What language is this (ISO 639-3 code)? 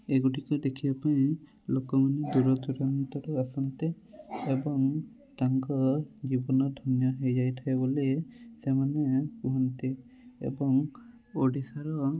ori